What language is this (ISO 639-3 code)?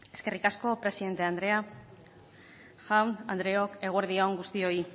eus